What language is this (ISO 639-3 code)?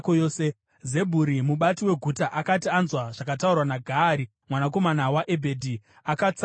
sna